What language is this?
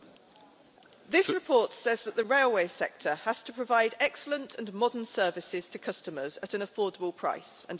English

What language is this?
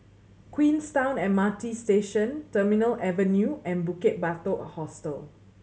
English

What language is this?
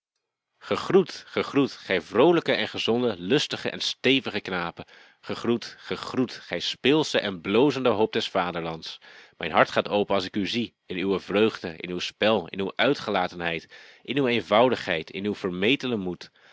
Dutch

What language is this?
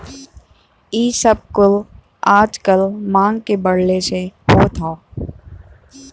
Bhojpuri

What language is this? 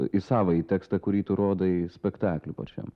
Lithuanian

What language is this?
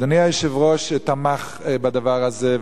Hebrew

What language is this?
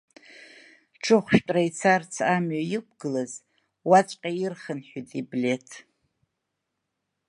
Abkhazian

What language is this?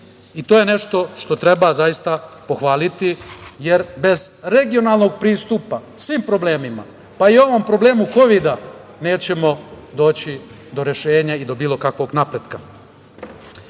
Serbian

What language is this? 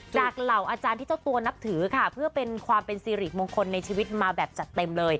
Thai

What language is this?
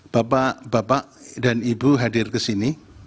Indonesian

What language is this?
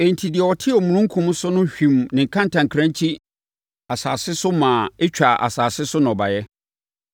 Akan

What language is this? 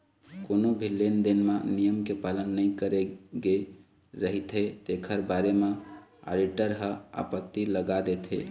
Chhattisgarhi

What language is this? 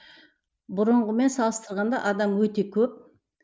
Kazakh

